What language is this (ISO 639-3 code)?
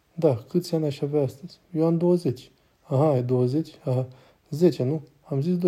ron